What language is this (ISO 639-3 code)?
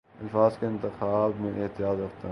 urd